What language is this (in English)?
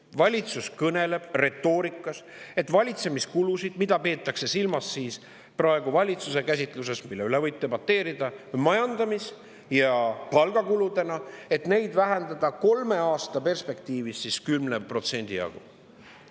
Estonian